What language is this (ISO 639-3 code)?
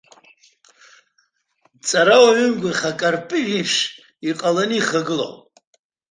abk